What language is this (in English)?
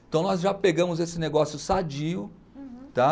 Portuguese